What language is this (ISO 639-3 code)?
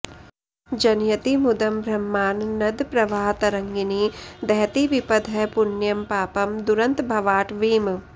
san